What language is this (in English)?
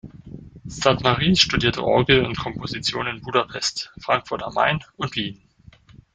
German